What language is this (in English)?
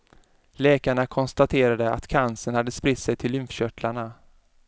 Swedish